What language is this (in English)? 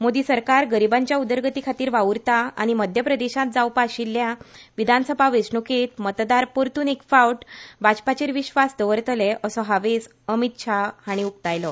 Konkani